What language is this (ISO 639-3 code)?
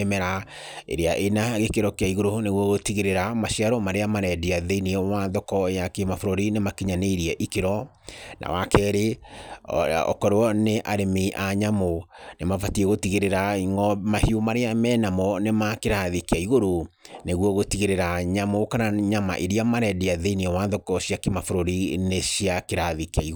kik